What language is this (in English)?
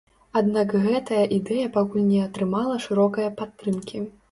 Belarusian